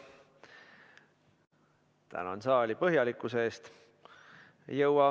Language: Estonian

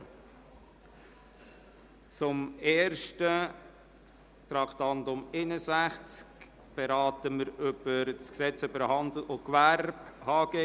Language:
Swiss German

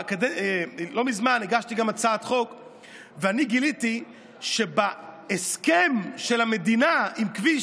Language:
Hebrew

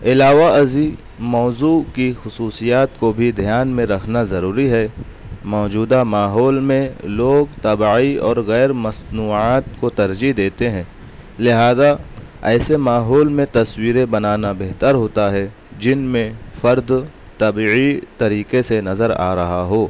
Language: Urdu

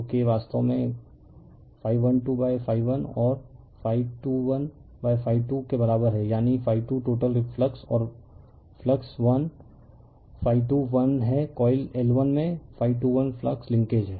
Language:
Hindi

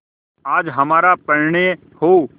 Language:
Hindi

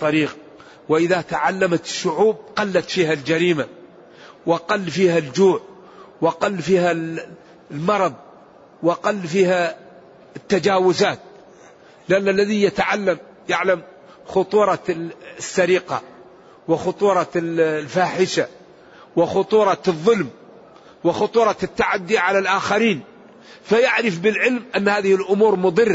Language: Arabic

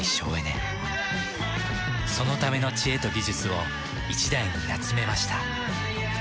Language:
Japanese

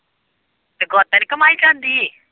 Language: Punjabi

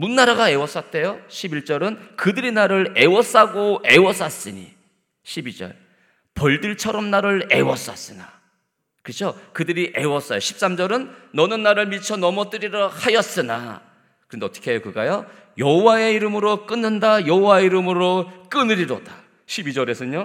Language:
Korean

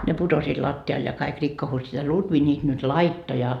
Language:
Finnish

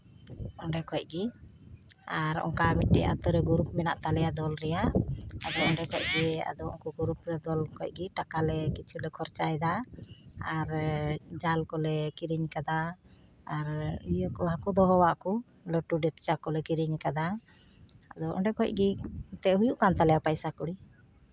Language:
Santali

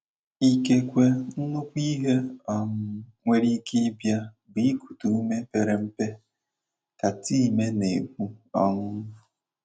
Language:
Igbo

